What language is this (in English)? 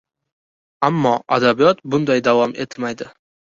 Uzbek